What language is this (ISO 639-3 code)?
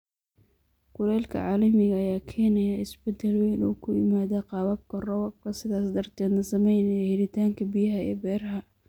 som